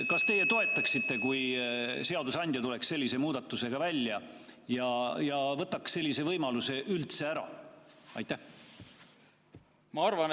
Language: Estonian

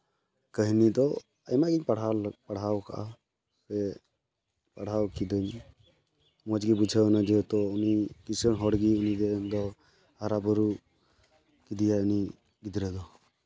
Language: Santali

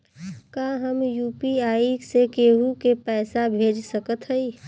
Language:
Bhojpuri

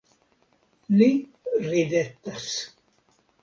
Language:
Esperanto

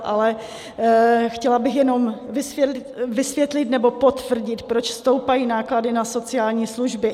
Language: Czech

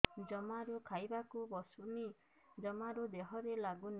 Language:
Odia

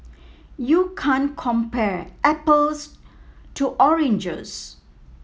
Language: English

